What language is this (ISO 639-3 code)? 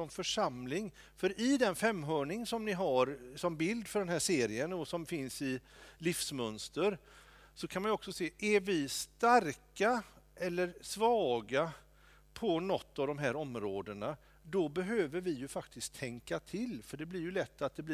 swe